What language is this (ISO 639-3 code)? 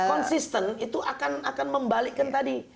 ind